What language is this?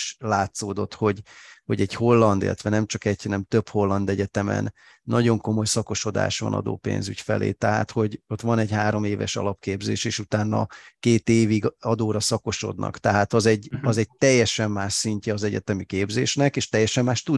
Hungarian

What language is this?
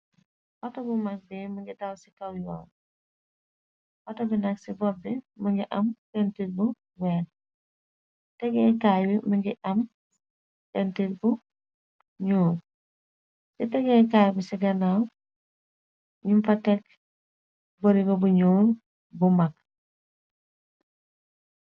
Wolof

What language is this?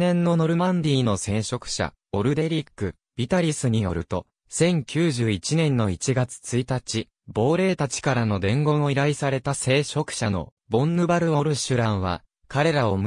Japanese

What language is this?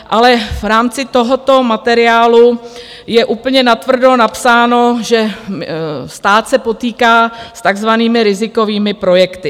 Czech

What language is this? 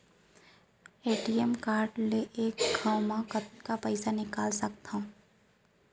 Chhattisgarhi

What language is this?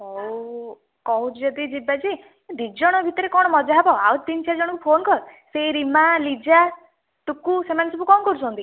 Odia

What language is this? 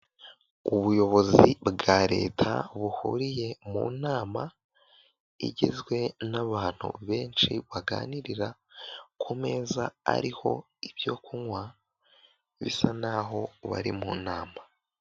Kinyarwanda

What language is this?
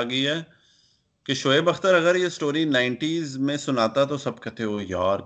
Urdu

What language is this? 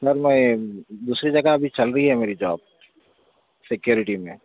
Urdu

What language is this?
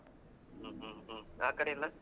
Kannada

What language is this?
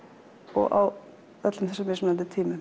Icelandic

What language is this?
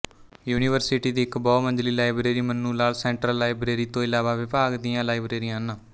Punjabi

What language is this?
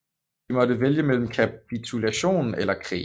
Danish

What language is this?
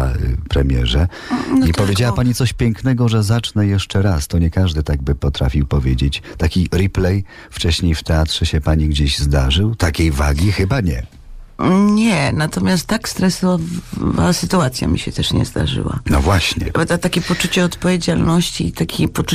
Polish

